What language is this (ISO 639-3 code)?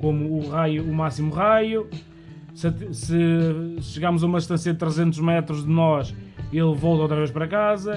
por